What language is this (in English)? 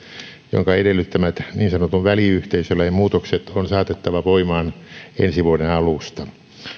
Finnish